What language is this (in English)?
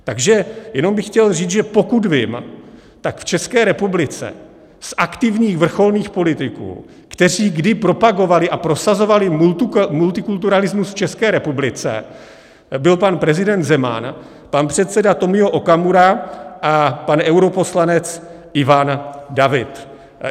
Czech